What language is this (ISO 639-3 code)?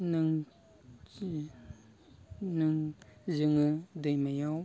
brx